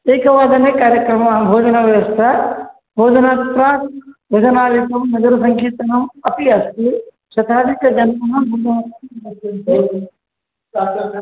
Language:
Sanskrit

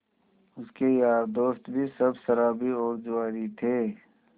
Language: Hindi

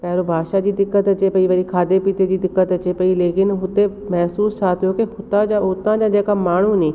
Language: Sindhi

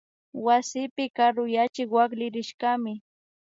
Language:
Imbabura Highland Quichua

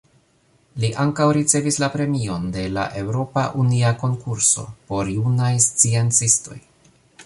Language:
Esperanto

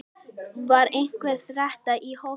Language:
Icelandic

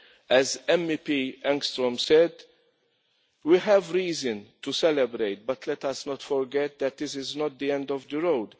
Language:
English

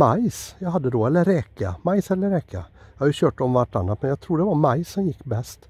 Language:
Swedish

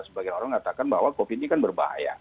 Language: Indonesian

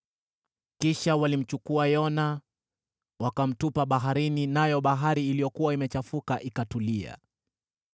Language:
Swahili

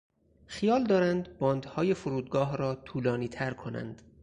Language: Persian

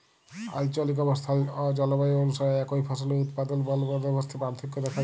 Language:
Bangla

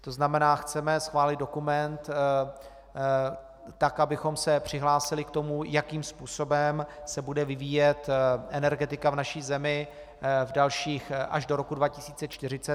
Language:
Czech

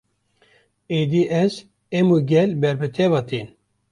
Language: Kurdish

